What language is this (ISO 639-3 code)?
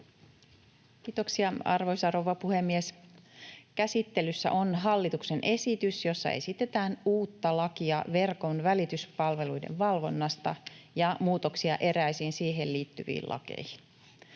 fin